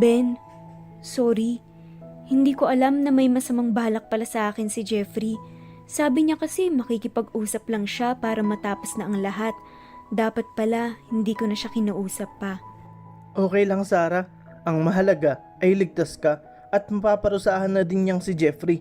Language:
Filipino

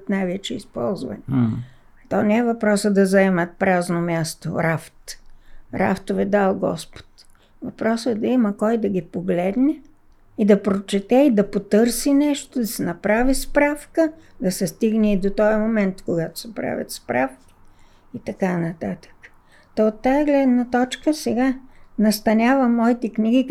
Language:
Bulgarian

